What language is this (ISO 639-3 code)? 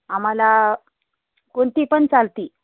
mar